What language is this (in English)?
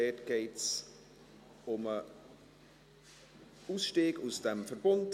Swiss German